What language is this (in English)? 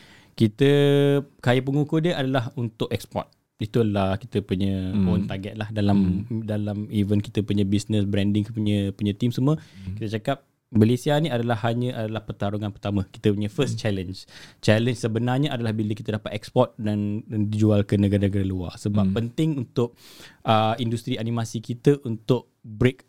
Malay